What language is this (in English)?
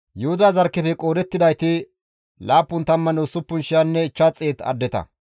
Gamo